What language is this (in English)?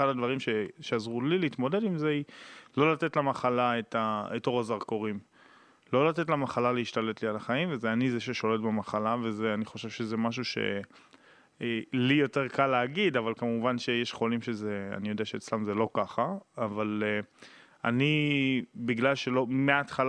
Hebrew